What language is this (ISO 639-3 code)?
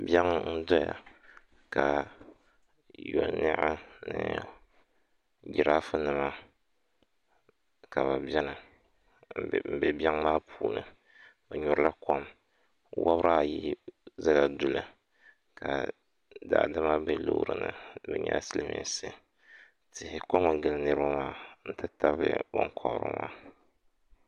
dag